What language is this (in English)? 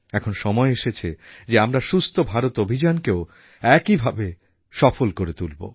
Bangla